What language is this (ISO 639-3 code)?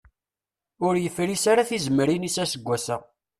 kab